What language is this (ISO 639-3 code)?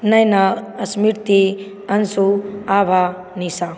mai